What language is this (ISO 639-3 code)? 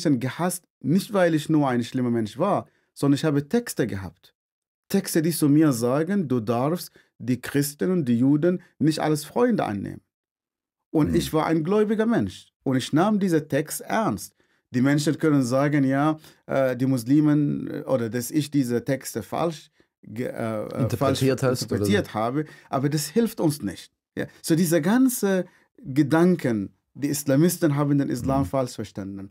deu